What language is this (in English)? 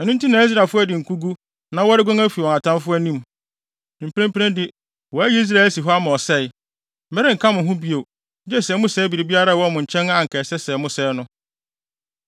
Akan